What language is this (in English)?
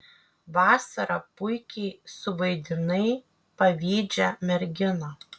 Lithuanian